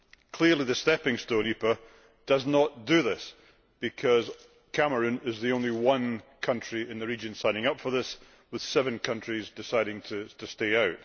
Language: English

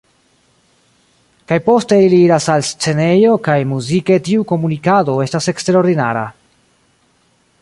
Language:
Esperanto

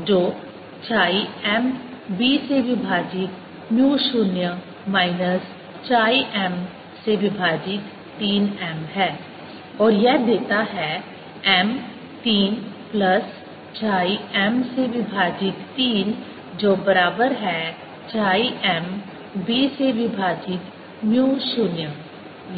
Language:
Hindi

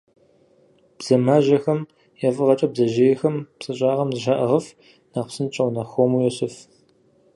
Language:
Kabardian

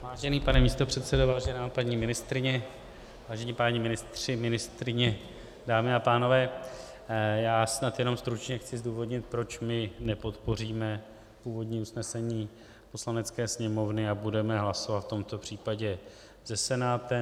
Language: Czech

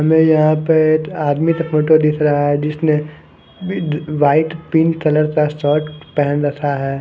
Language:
Hindi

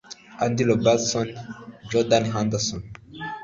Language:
Kinyarwanda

